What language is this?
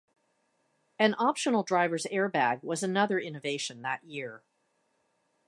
English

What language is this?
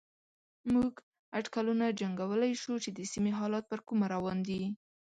Pashto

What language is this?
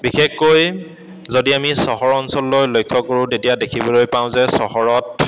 Assamese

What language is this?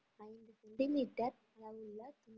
Tamil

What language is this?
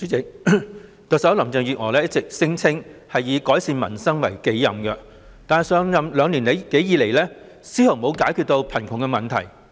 Cantonese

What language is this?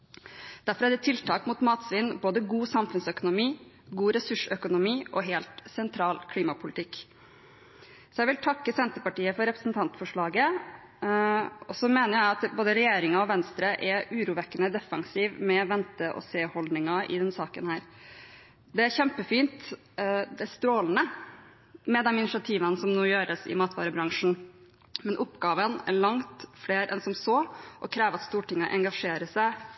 Norwegian Bokmål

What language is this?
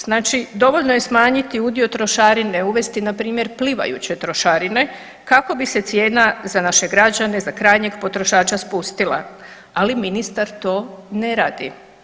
Croatian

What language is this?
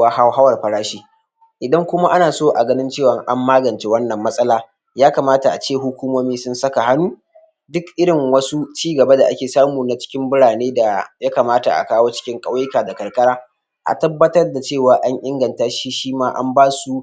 Hausa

